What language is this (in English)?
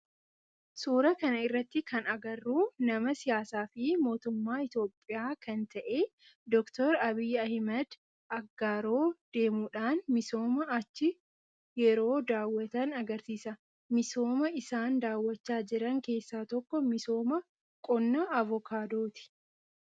Oromo